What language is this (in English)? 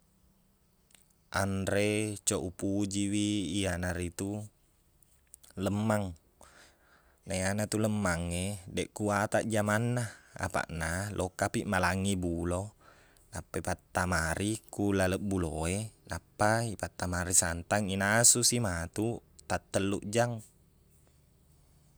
Buginese